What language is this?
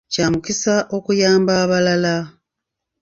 Ganda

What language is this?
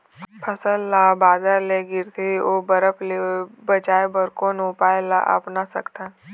Chhattisgarhi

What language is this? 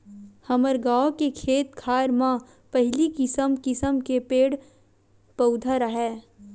Chhattisgarhi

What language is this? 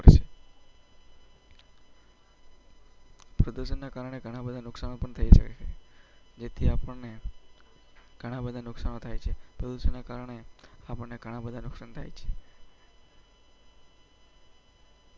Gujarati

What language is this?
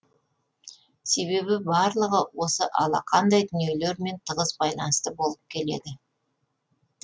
Kazakh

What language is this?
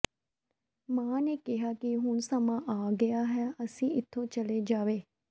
Punjabi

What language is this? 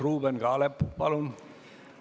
Estonian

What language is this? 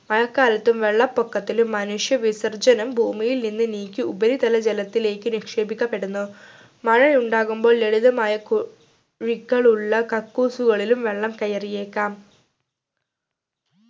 Malayalam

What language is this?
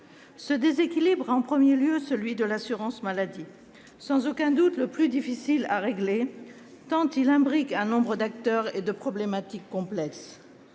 French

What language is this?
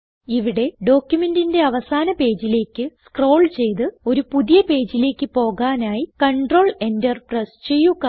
Malayalam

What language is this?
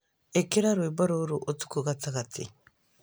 Kikuyu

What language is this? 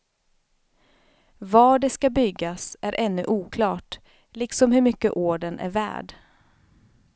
Swedish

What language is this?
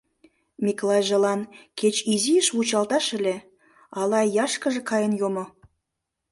Mari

